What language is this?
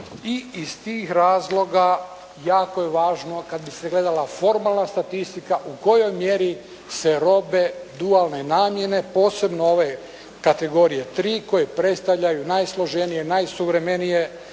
Croatian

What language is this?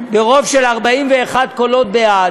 Hebrew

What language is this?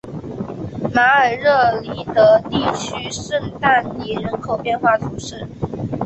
Chinese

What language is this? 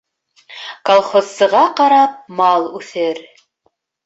Bashkir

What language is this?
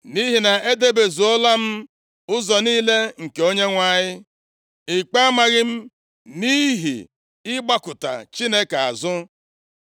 Igbo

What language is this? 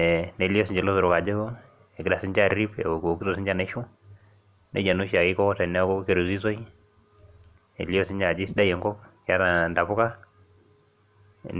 Masai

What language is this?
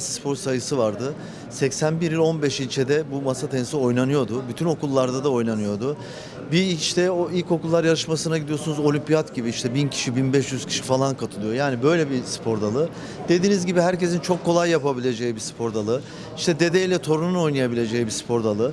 Turkish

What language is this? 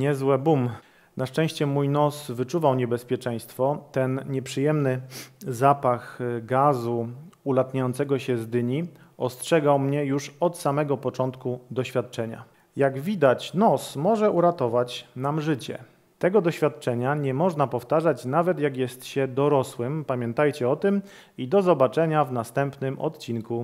Polish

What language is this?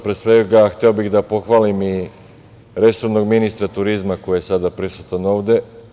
Serbian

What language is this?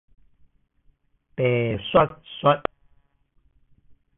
Min Nan Chinese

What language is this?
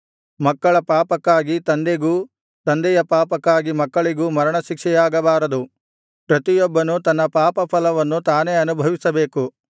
Kannada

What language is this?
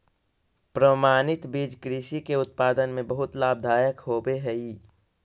Magahi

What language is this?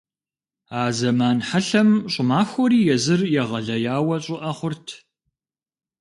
Kabardian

